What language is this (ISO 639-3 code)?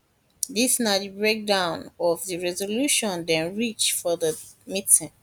pcm